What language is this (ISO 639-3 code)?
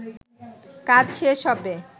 ben